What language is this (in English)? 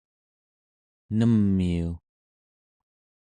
Central Yupik